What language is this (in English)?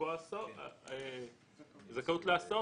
Hebrew